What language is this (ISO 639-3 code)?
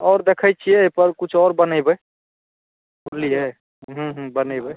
mai